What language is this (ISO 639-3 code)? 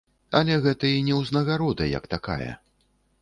bel